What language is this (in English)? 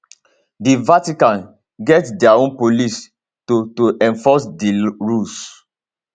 Nigerian Pidgin